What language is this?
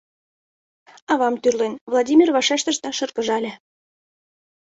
Mari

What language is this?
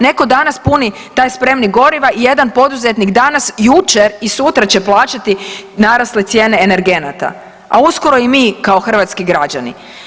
Croatian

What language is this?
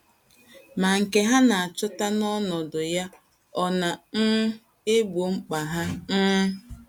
Igbo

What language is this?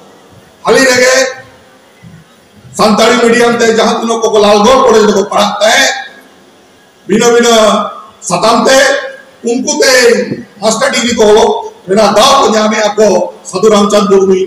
Indonesian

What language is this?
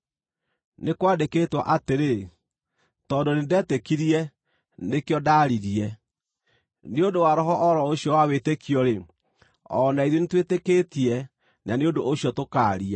Kikuyu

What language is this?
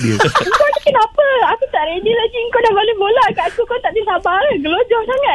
Malay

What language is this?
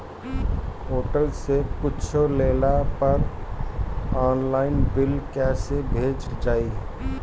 Bhojpuri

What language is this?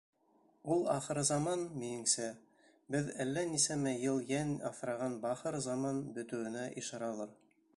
Bashkir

